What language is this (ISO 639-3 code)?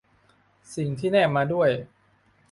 tha